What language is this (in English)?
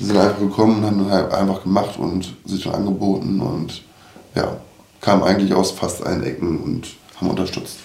German